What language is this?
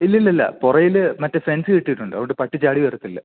Malayalam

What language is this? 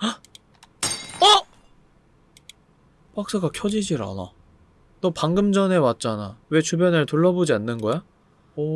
Korean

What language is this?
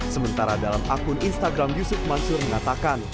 Indonesian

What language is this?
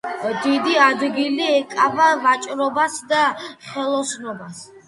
Georgian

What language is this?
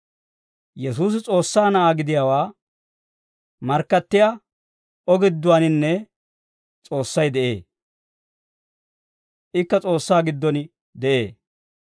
Dawro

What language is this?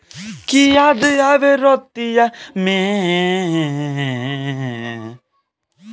Bhojpuri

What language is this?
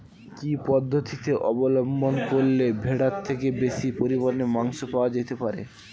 Bangla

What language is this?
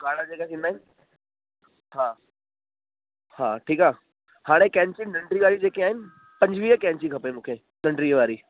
Sindhi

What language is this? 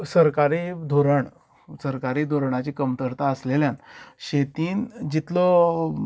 Konkani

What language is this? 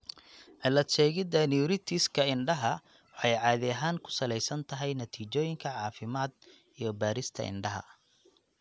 Somali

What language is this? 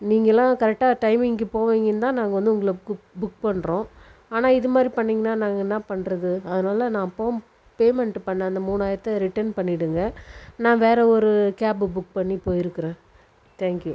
Tamil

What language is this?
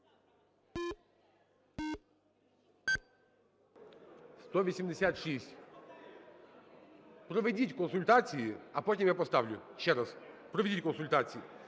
Ukrainian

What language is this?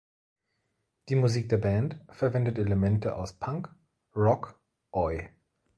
German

